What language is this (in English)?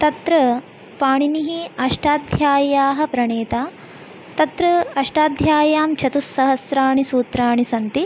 Sanskrit